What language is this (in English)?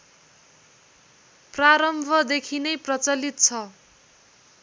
Nepali